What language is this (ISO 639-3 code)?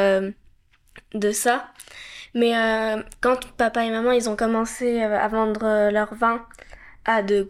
fra